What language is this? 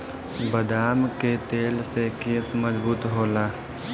Bhojpuri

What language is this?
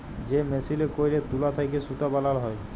Bangla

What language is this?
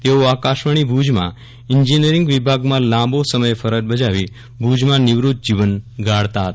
Gujarati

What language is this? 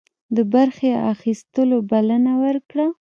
Pashto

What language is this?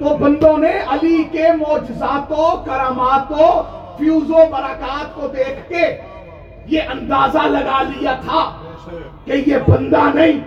Urdu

